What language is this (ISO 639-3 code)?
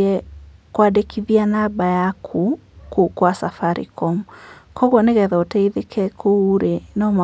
kik